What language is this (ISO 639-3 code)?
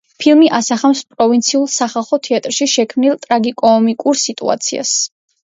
kat